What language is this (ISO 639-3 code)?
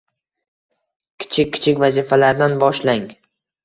uzb